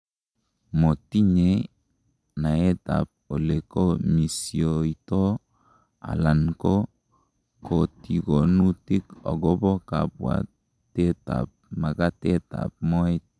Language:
Kalenjin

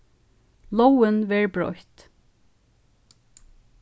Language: Faroese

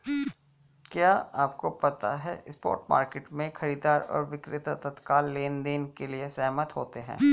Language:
Hindi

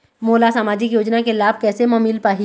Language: Chhattisgarhi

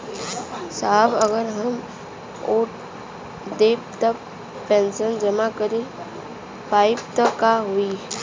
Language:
Bhojpuri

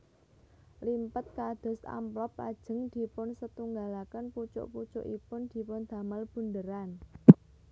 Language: Javanese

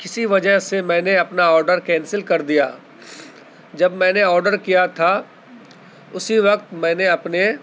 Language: Urdu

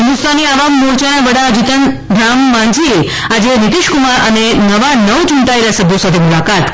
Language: Gujarati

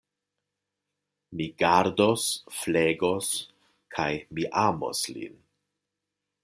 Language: Esperanto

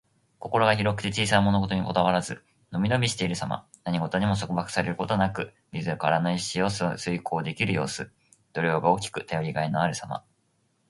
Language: Japanese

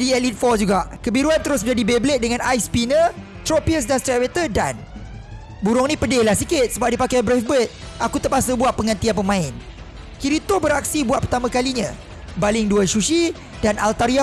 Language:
Malay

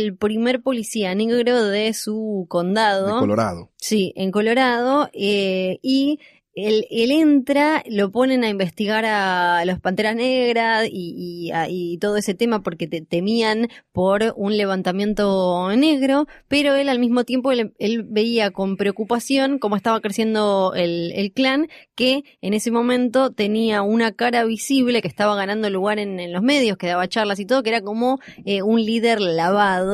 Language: Spanish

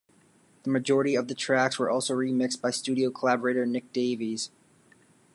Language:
English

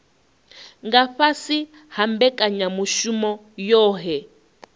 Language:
Venda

